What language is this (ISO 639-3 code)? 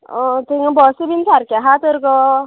kok